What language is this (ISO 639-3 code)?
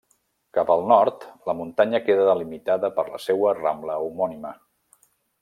cat